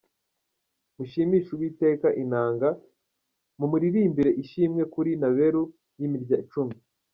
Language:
Kinyarwanda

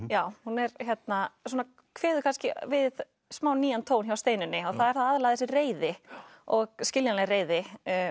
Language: Icelandic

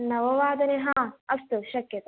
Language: Sanskrit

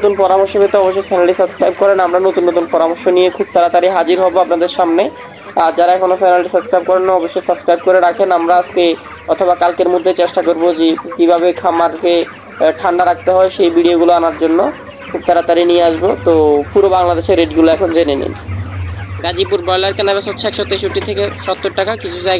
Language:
Bangla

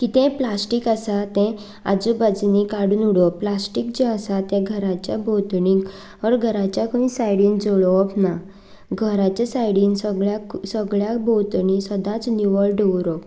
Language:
Konkani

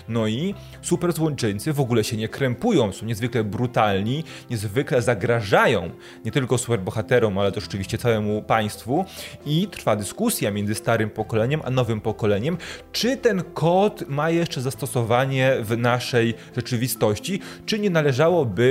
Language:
Polish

